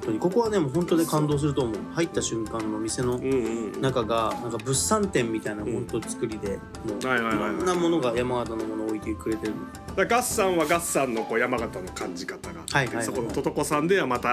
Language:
Japanese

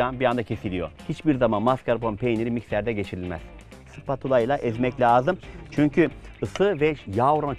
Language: Turkish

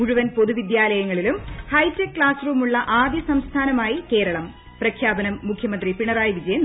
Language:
Malayalam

